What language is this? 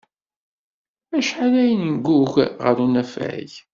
Kabyle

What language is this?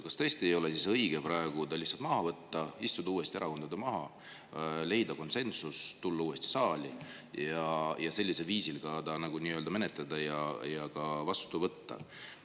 Estonian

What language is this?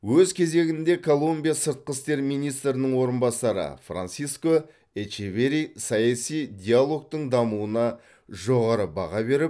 Kazakh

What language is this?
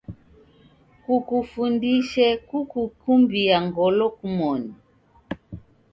Taita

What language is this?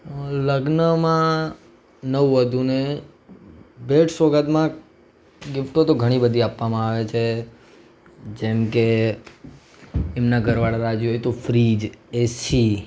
Gujarati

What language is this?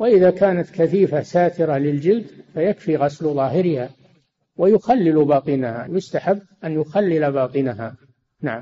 Arabic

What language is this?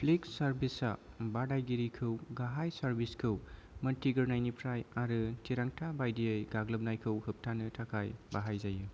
Bodo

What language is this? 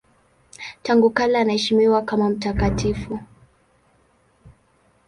Swahili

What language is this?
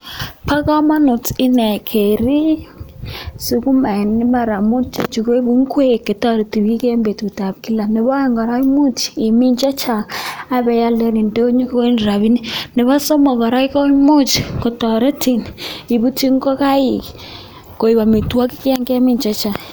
Kalenjin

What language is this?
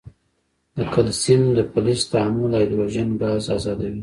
Pashto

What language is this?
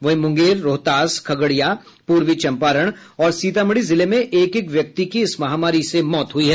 Hindi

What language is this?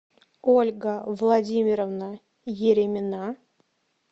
Russian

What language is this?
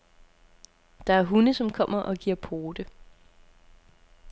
Danish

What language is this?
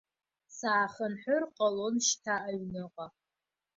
Abkhazian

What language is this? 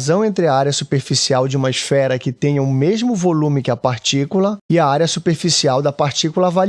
Portuguese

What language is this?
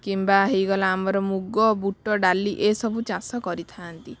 Odia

